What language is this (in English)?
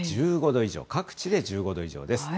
Japanese